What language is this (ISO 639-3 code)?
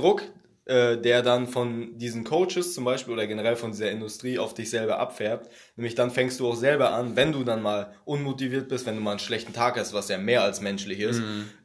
deu